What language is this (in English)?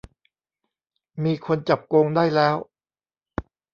Thai